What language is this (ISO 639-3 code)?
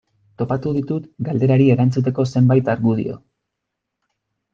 eus